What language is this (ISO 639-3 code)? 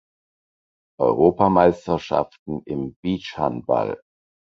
deu